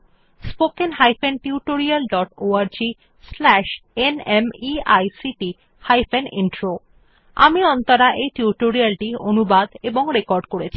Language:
Bangla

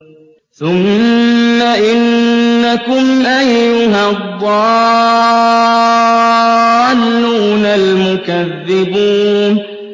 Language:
Arabic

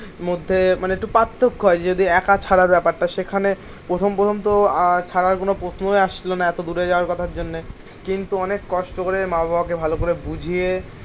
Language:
Bangla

